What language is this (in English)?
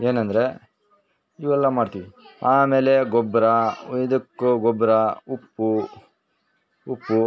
Kannada